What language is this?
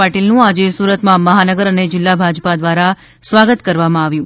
Gujarati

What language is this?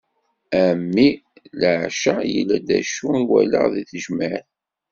Kabyle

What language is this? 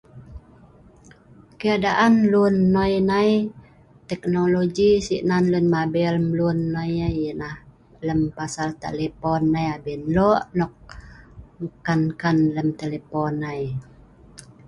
Sa'ban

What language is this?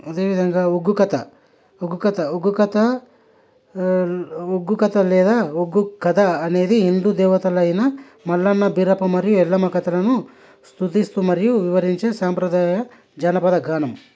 Telugu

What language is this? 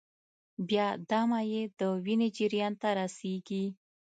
Pashto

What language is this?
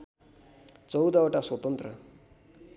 Nepali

